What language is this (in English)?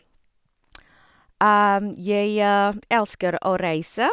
Norwegian